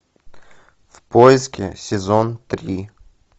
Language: Russian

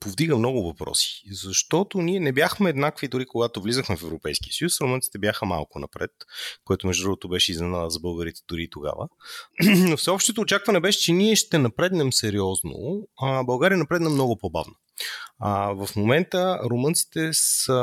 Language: Bulgarian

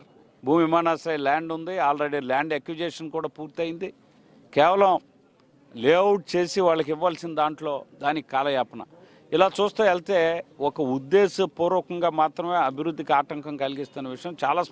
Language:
Telugu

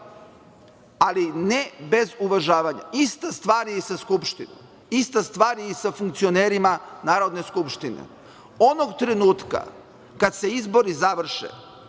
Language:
Serbian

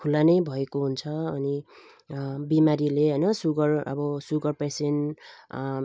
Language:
Nepali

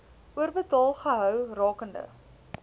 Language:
Afrikaans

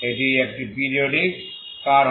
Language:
Bangla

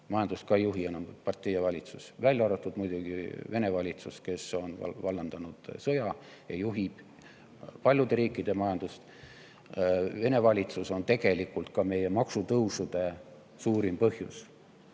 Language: Estonian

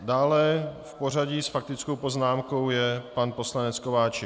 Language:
Czech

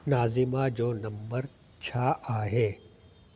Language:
Sindhi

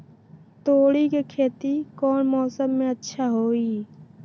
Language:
Magahi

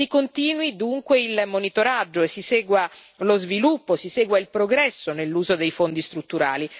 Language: Italian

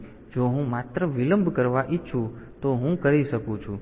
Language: Gujarati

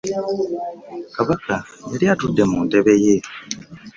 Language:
Ganda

